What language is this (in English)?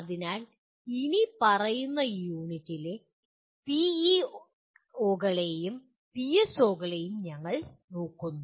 Malayalam